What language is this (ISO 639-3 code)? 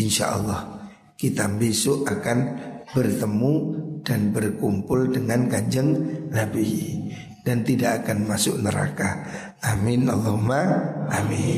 ind